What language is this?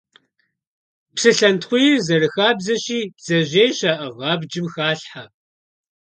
Kabardian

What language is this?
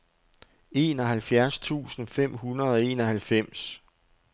Danish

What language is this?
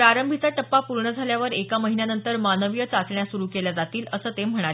Marathi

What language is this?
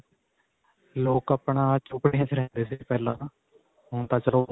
Punjabi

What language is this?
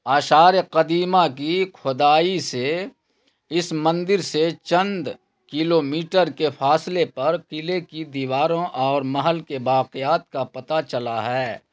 Urdu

